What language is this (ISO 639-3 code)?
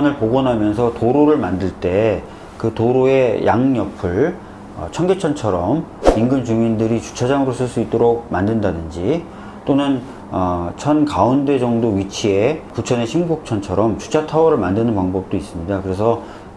kor